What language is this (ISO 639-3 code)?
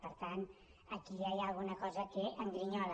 cat